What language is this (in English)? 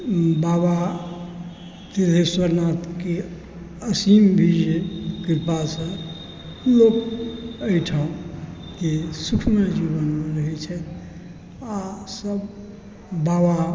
Maithili